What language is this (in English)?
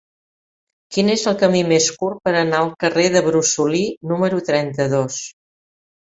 Catalan